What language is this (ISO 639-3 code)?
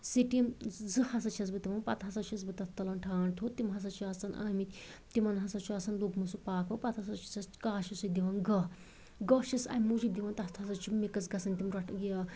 kas